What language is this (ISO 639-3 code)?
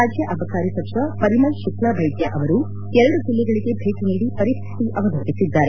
kan